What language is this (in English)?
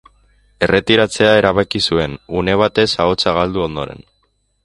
Basque